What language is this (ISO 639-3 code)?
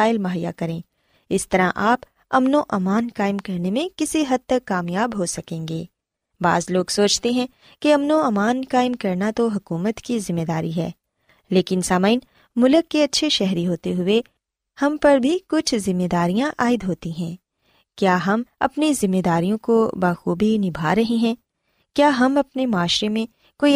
urd